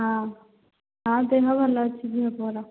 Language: Odia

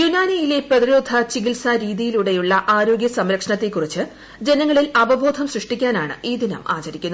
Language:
Malayalam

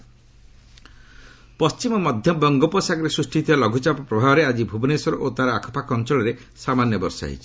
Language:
Odia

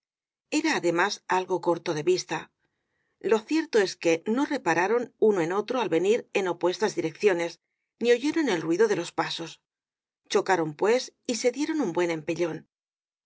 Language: Spanish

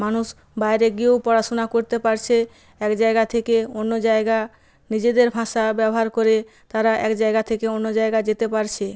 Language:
Bangla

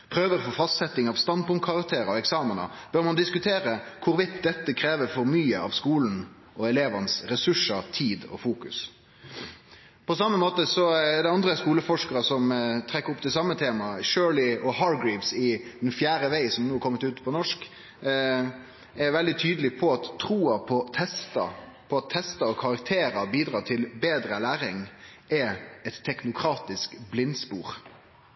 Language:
Norwegian Nynorsk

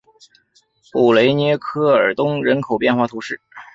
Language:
Chinese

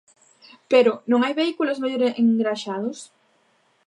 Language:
Galician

